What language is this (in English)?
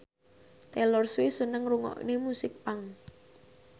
Javanese